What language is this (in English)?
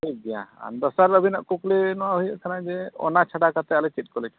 Santali